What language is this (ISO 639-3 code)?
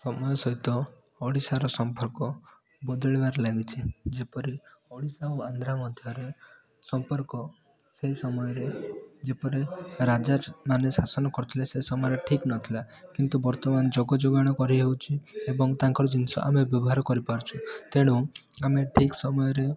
ori